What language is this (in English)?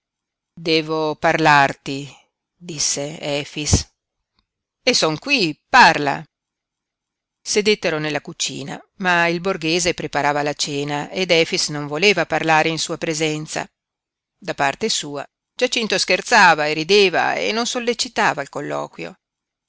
Italian